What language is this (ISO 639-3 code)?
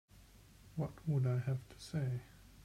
eng